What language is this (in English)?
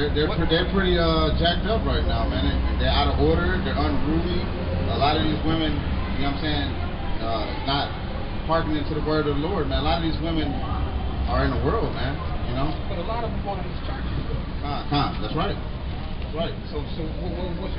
English